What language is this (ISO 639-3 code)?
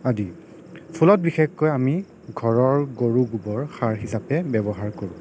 asm